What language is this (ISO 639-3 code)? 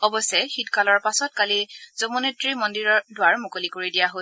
asm